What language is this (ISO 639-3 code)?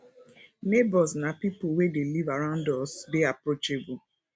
pcm